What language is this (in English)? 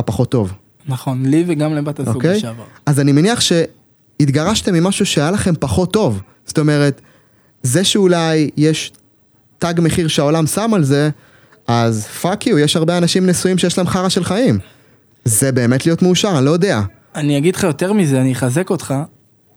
Hebrew